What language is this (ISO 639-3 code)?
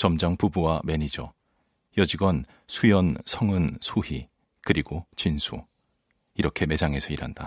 kor